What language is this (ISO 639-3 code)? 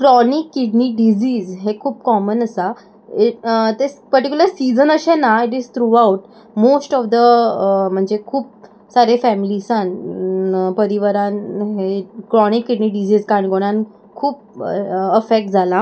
kok